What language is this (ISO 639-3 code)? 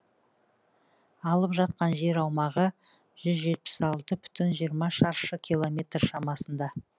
kaz